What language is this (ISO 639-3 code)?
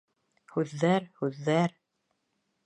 bak